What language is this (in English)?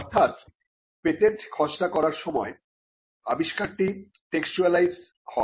Bangla